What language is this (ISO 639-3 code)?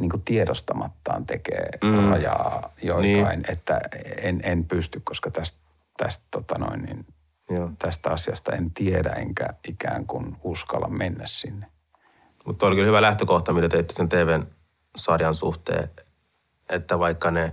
fin